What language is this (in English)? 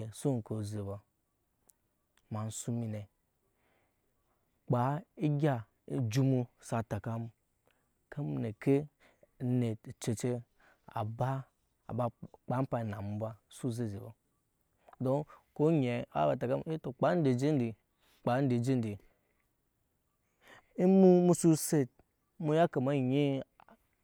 Nyankpa